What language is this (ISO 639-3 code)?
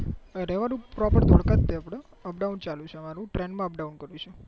guj